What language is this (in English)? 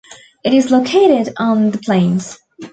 English